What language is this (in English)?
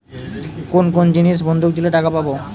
Bangla